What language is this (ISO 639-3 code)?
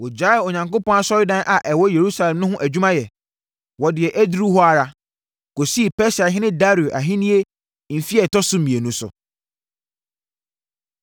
aka